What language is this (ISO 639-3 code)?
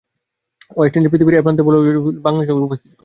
ben